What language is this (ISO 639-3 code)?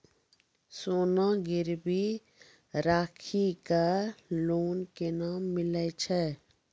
mai